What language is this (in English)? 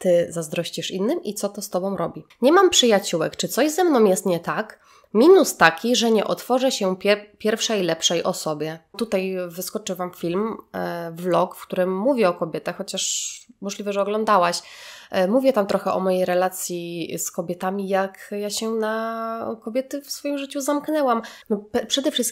Polish